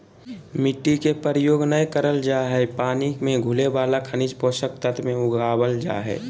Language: Magahi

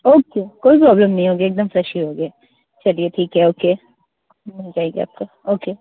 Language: Hindi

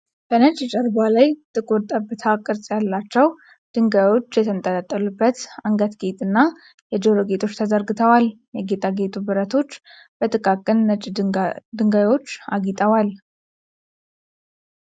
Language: Amharic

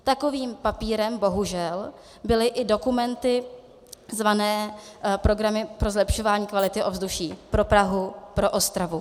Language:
Czech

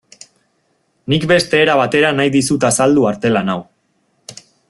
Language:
Basque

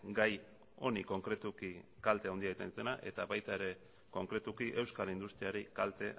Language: Basque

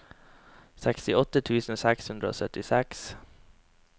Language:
Norwegian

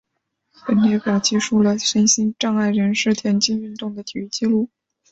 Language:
Chinese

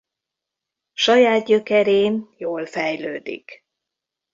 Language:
Hungarian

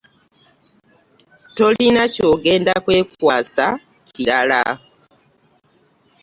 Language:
Ganda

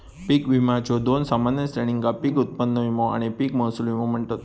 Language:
Marathi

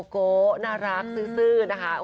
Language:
Thai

